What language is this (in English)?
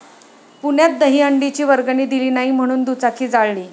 Marathi